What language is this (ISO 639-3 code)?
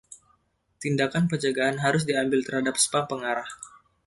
ind